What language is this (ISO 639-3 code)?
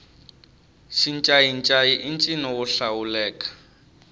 tso